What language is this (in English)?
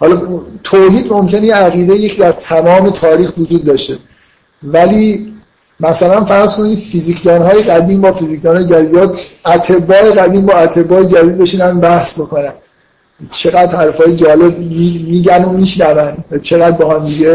Persian